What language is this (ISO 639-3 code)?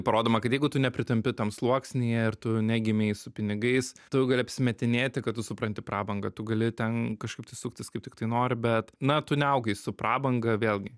lit